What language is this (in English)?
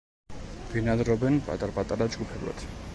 Georgian